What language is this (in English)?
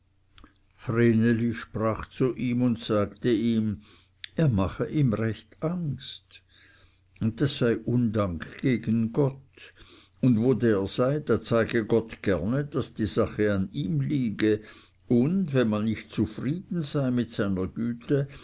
German